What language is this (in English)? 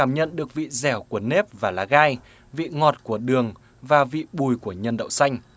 Vietnamese